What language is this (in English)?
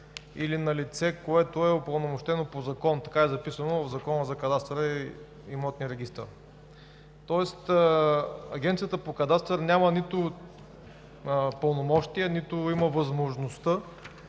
Bulgarian